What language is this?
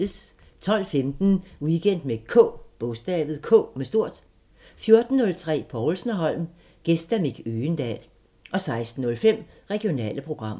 Danish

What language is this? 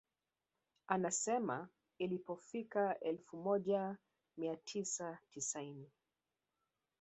Swahili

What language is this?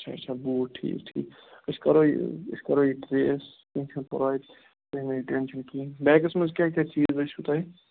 Kashmiri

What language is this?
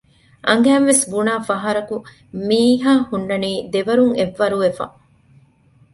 Divehi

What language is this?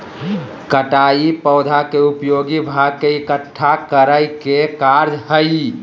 Magahi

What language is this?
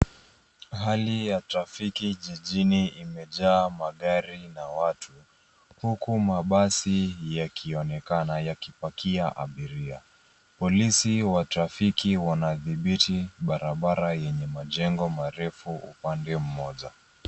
Swahili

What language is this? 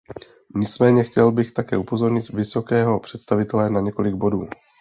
Czech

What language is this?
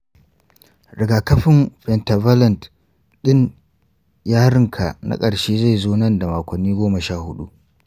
Hausa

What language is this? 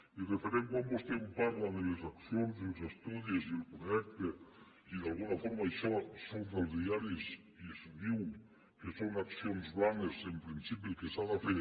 Catalan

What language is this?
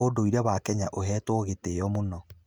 Kikuyu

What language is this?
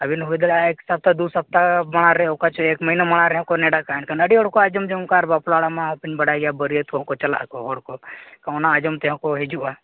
Santali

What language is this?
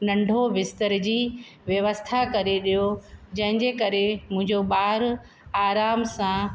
Sindhi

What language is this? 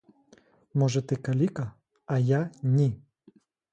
Ukrainian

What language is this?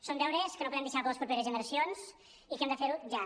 Catalan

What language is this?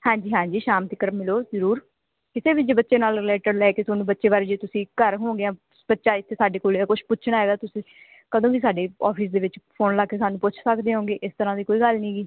Punjabi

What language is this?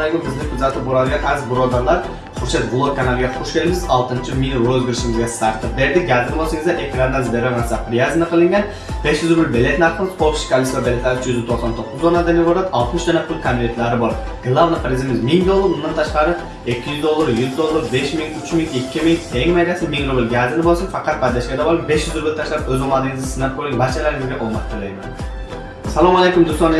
Indonesian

